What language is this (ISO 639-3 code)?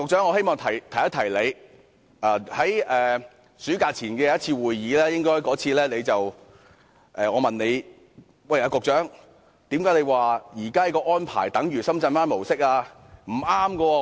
yue